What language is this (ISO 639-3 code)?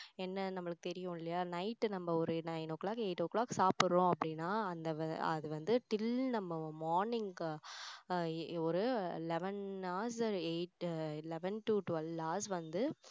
tam